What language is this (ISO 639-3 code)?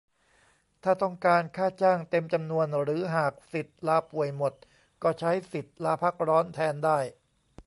tha